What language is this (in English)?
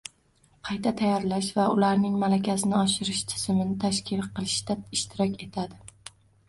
Uzbek